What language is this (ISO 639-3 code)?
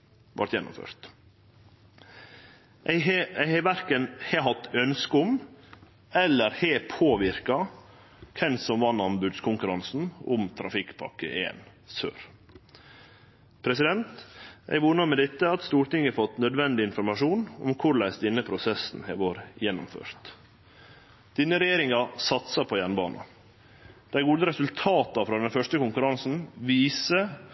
nno